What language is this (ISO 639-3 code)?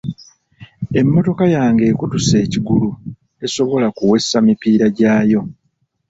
lug